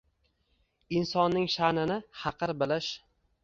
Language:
Uzbek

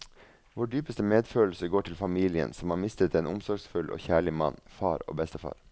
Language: Norwegian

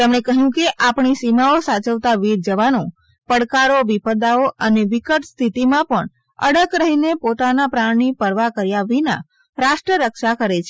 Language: Gujarati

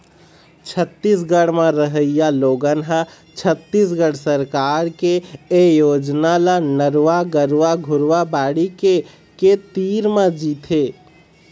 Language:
Chhattisgarhi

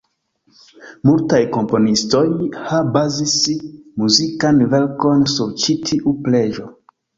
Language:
Esperanto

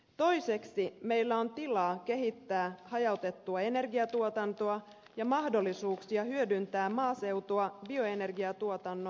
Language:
Finnish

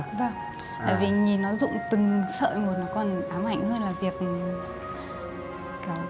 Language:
Vietnamese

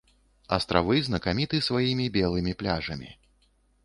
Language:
Belarusian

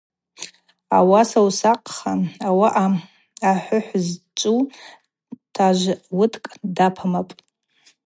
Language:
Abaza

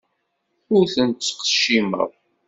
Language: Kabyle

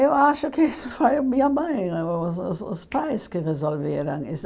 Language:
Portuguese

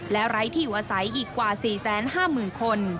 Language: Thai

